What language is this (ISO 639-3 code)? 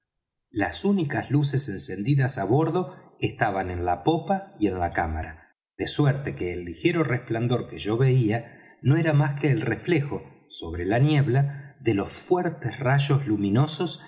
spa